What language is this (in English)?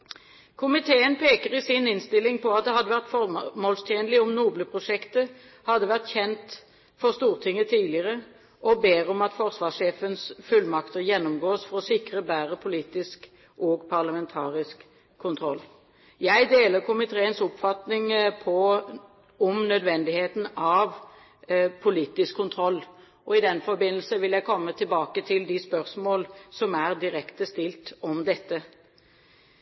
Norwegian Bokmål